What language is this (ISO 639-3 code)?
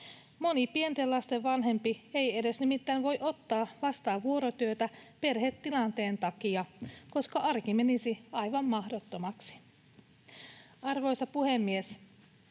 fin